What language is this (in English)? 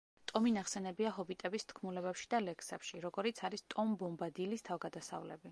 Georgian